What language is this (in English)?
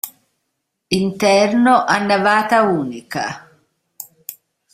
Italian